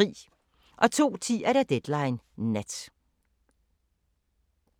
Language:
Danish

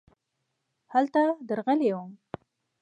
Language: Pashto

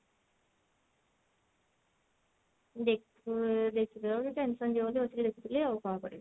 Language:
Odia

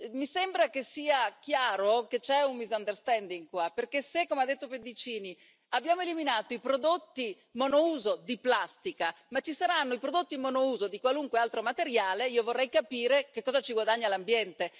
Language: Italian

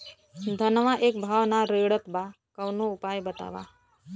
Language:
Bhojpuri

